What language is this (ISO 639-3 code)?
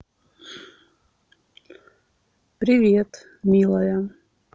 rus